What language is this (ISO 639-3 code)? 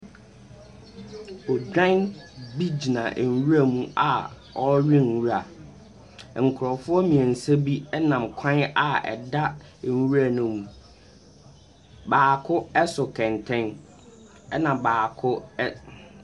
aka